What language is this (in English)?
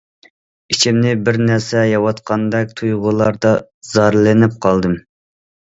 Uyghur